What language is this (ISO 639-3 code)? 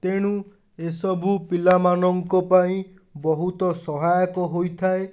ori